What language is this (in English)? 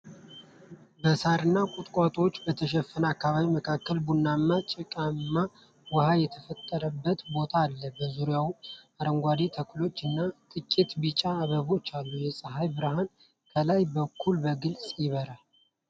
Amharic